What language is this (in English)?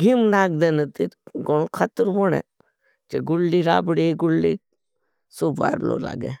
Bhili